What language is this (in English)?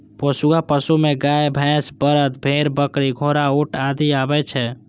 Maithili